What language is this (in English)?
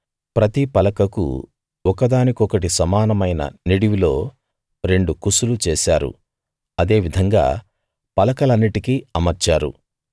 Telugu